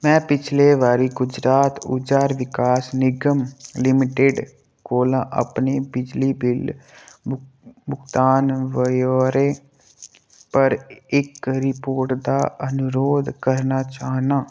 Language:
Dogri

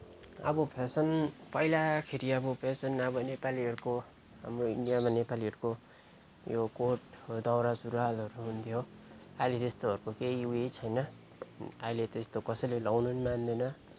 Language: Nepali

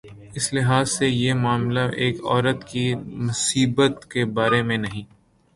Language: Urdu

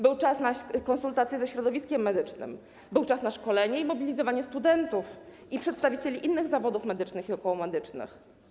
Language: Polish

